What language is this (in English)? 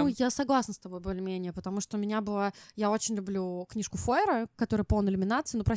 Russian